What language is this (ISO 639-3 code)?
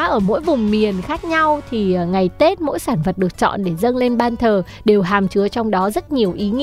vie